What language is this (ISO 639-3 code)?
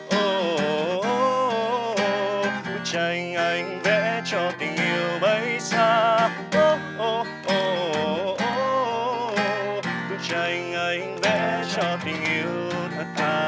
vie